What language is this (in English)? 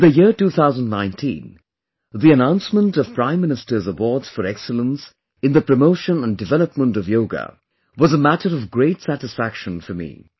English